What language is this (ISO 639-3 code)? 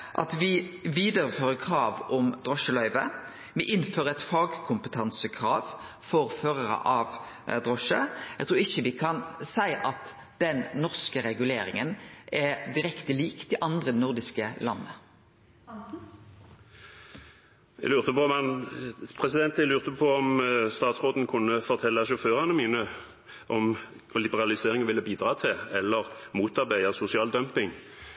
nor